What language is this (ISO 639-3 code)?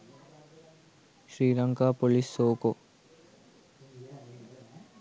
sin